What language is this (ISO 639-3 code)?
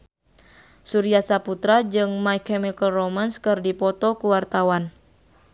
sun